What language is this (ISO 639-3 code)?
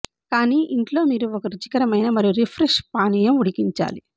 tel